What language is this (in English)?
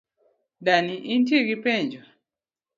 Luo (Kenya and Tanzania)